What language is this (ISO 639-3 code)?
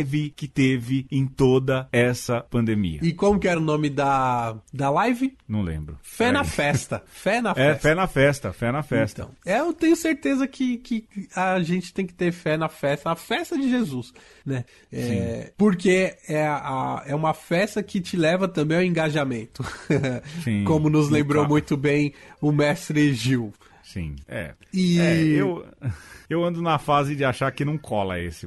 por